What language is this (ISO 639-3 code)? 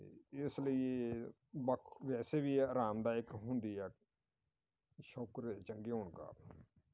pan